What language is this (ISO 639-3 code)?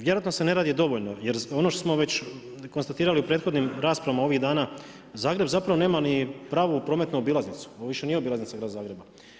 hrv